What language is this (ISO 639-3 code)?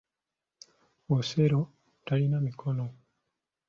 lug